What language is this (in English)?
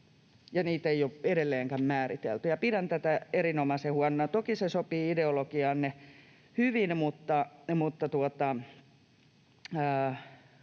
Finnish